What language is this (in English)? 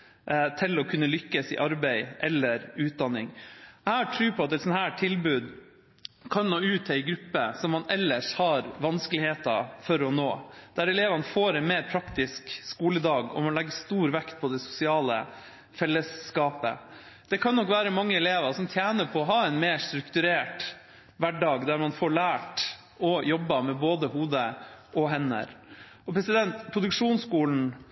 Norwegian Bokmål